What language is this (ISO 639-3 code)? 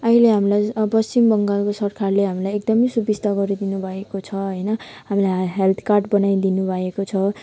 nep